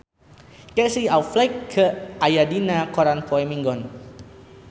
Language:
Sundanese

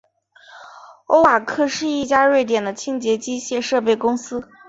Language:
Chinese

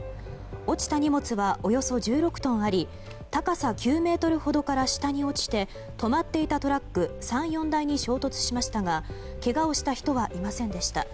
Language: Japanese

